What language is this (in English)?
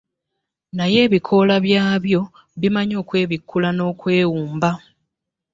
Ganda